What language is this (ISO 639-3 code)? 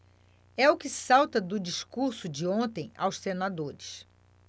por